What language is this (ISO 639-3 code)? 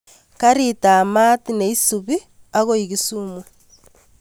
kln